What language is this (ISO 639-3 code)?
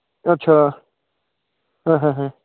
doi